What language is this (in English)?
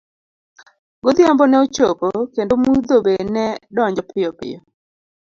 Luo (Kenya and Tanzania)